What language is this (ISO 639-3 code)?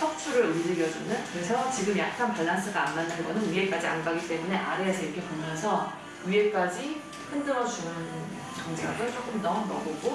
kor